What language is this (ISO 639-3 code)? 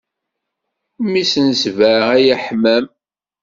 kab